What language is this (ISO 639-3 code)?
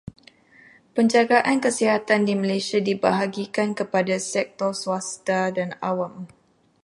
msa